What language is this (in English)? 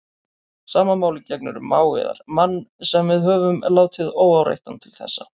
Icelandic